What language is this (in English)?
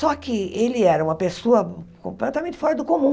Portuguese